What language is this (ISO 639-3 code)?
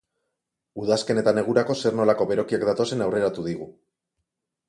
eus